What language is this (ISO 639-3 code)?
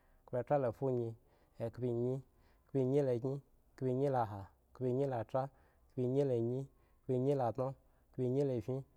ego